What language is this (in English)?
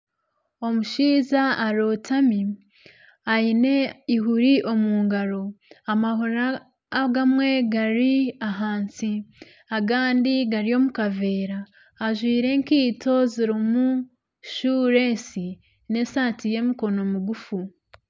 Nyankole